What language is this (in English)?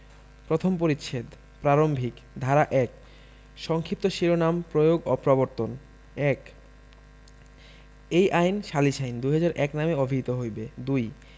Bangla